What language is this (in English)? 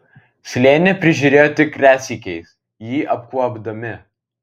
Lithuanian